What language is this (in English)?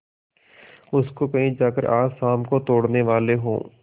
Hindi